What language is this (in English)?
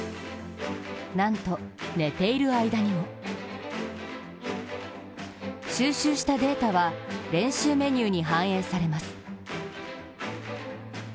Japanese